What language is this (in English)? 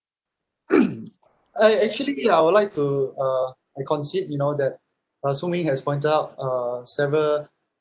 English